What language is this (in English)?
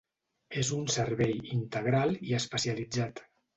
Catalan